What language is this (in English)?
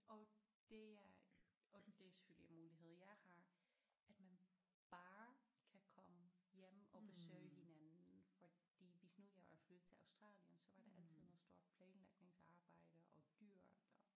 Danish